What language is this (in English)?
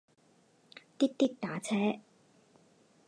Chinese